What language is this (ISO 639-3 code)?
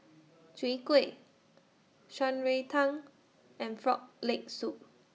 eng